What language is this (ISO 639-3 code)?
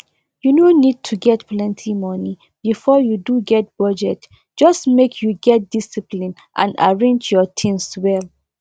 pcm